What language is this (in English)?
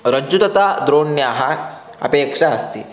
Sanskrit